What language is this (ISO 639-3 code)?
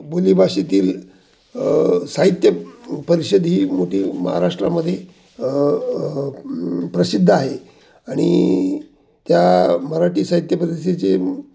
mar